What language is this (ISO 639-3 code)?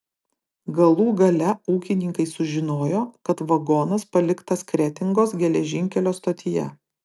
lit